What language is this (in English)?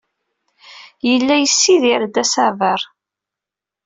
Kabyle